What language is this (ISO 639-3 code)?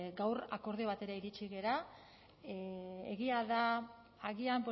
eus